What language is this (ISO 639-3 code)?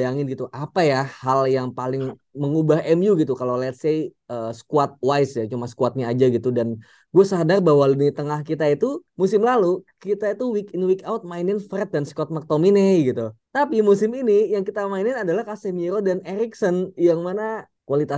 ind